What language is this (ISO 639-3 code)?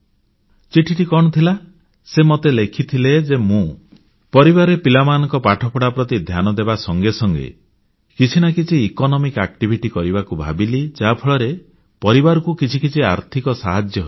ori